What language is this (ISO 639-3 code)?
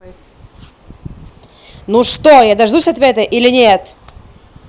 rus